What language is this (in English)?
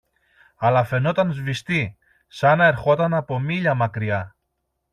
Greek